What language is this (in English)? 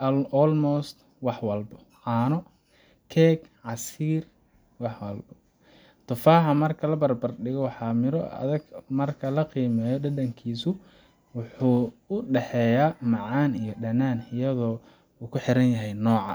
Somali